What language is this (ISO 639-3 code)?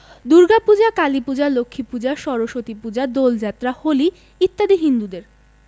ben